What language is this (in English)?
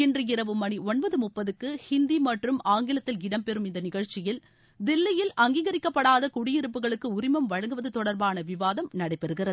Tamil